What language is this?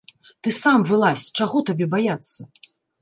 Belarusian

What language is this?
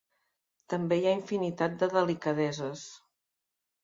Catalan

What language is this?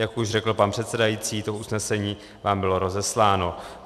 Czech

